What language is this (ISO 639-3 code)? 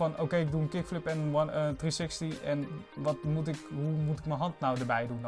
nld